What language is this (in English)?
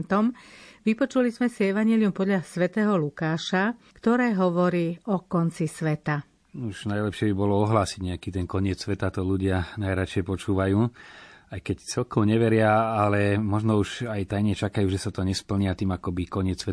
Slovak